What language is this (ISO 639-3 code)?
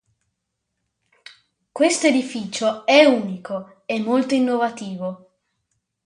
ita